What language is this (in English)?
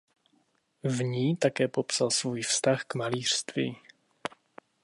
Czech